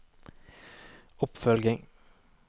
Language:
Norwegian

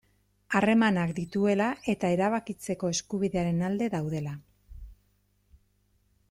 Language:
Basque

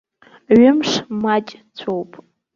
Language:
Abkhazian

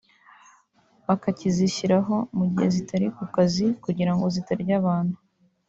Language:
Kinyarwanda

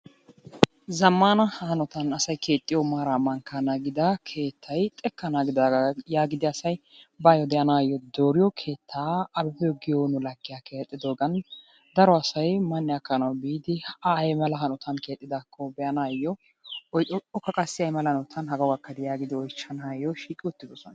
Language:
Wolaytta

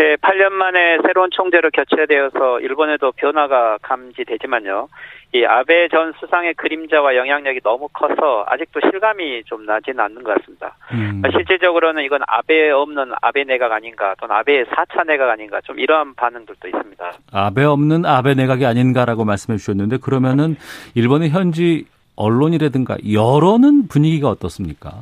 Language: Korean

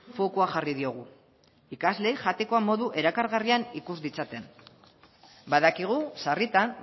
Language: Basque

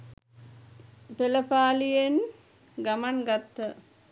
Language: Sinhala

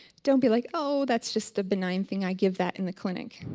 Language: English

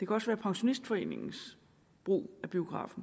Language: Danish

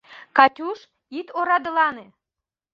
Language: Mari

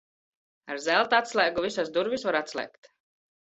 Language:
Latvian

